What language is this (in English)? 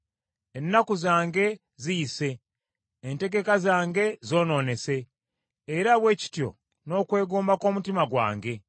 Ganda